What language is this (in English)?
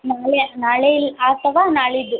Kannada